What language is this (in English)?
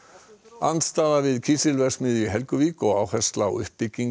Icelandic